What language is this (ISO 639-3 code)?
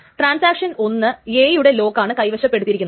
mal